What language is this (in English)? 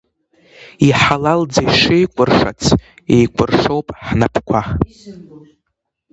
Abkhazian